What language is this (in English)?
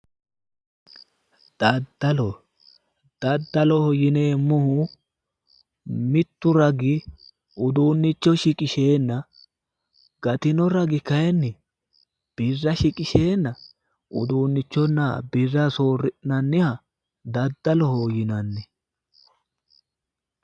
Sidamo